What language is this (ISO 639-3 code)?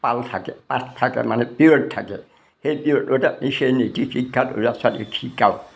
asm